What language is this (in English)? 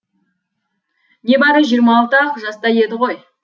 Kazakh